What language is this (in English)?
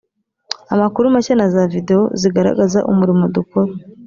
Kinyarwanda